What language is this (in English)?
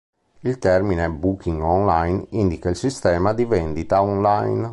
Italian